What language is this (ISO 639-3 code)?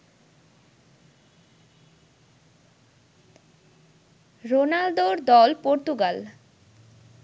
ben